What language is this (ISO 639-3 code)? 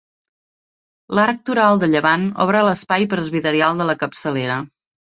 cat